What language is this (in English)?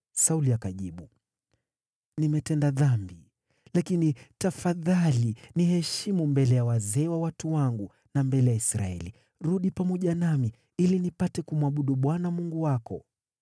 Swahili